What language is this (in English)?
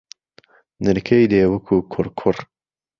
Central Kurdish